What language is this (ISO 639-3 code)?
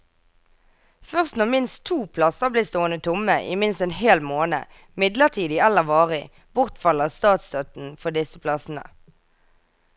nor